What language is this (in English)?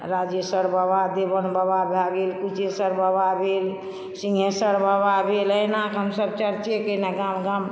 Maithili